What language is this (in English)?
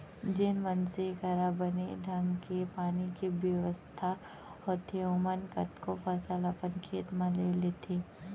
Chhattisgarhi